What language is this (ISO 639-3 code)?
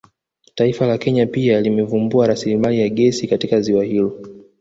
swa